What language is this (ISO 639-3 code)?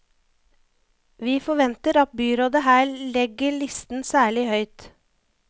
nor